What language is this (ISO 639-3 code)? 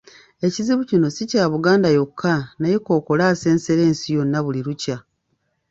lug